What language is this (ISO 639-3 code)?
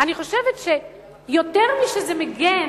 heb